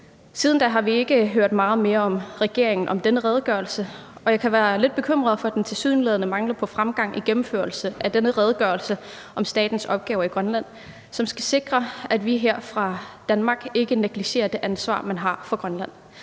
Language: Danish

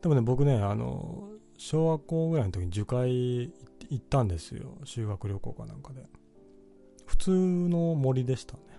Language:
Japanese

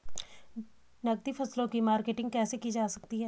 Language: Hindi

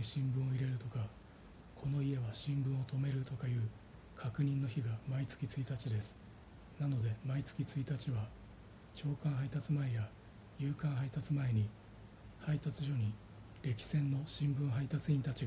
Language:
Japanese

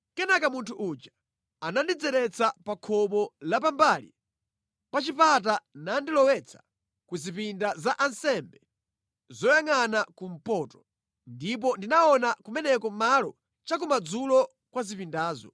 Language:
Nyanja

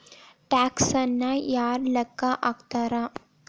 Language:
Kannada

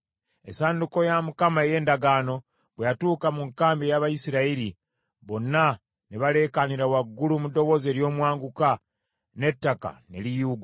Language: Ganda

